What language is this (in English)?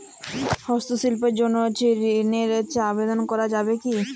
Bangla